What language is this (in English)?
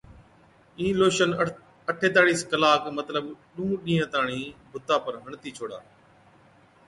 Od